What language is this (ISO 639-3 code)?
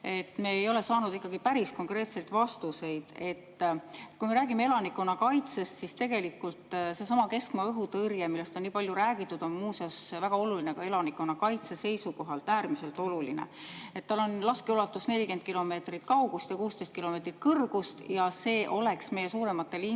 est